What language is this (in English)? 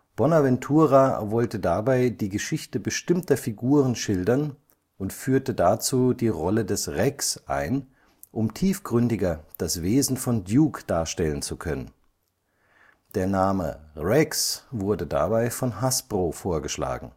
German